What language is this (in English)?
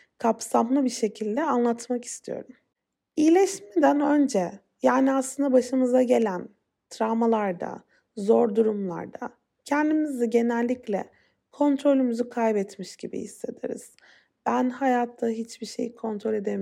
Turkish